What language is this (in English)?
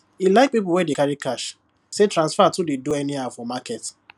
Nigerian Pidgin